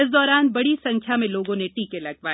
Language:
Hindi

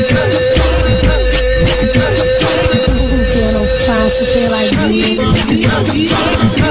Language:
Romanian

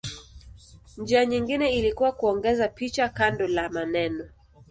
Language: Swahili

